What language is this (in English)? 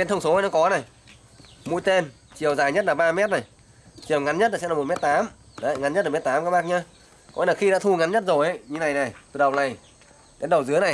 Vietnamese